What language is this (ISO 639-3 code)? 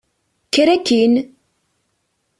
kab